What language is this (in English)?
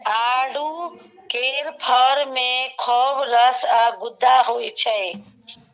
Maithili